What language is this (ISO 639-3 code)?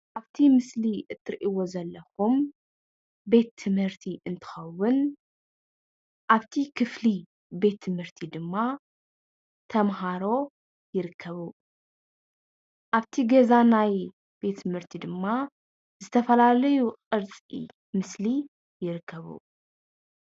tir